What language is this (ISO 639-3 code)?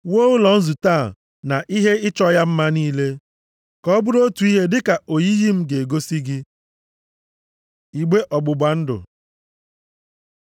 ibo